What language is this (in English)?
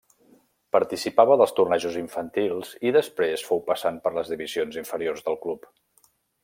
Catalan